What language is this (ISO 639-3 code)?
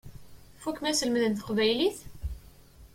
kab